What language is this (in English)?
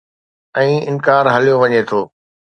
Sindhi